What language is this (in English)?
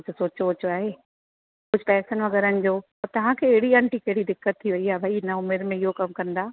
Sindhi